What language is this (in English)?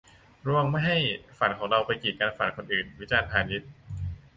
Thai